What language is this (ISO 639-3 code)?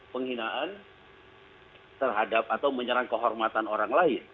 ind